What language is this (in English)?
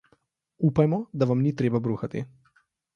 Slovenian